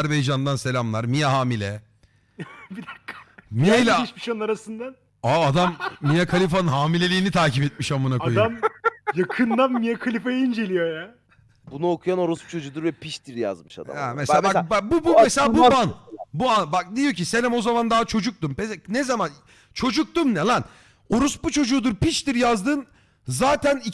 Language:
Turkish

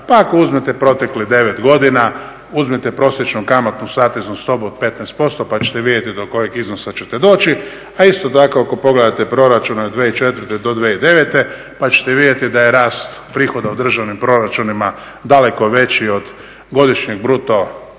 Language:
Croatian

